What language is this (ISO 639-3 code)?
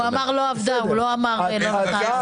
heb